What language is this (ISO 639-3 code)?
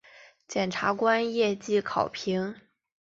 zho